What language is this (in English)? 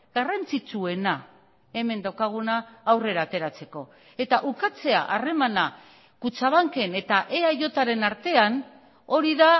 Basque